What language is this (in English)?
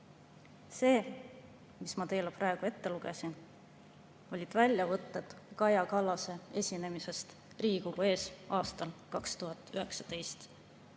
Estonian